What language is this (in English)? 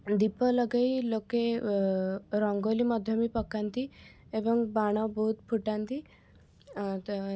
Odia